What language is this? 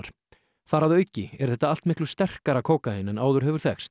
Icelandic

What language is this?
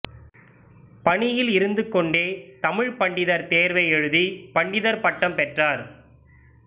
Tamil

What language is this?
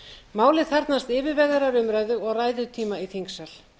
Icelandic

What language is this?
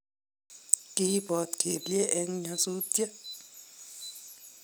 Kalenjin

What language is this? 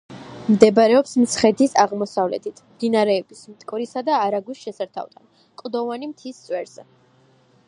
Georgian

